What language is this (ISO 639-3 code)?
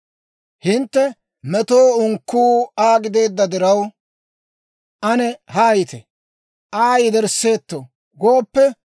dwr